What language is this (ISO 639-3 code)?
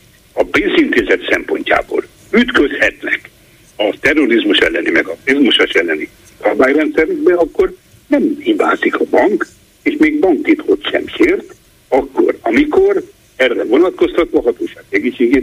hun